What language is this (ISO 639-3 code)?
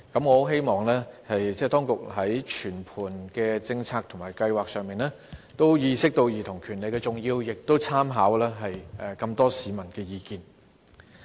yue